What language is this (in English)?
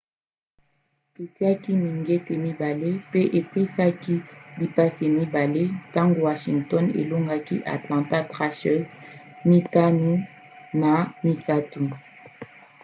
Lingala